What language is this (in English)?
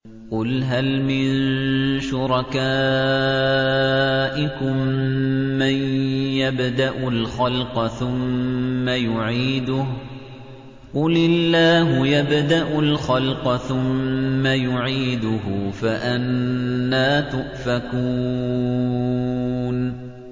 Arabic